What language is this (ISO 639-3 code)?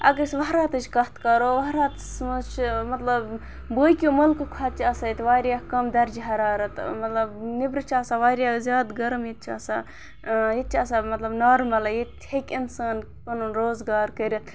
kas